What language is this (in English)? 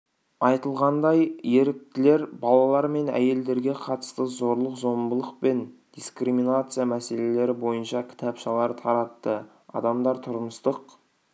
Kazakh